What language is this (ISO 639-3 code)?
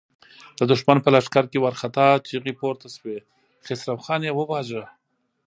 pus